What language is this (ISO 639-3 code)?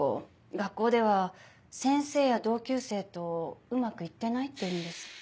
jpn